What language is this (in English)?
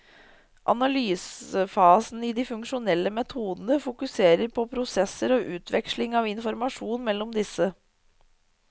Norwegian